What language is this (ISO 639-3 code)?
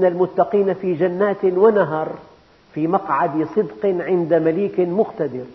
ara